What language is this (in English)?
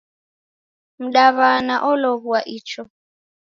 Taita